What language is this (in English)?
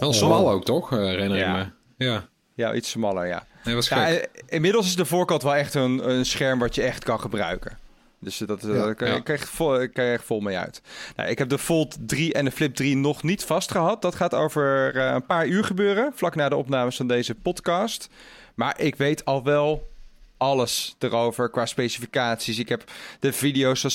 Dutch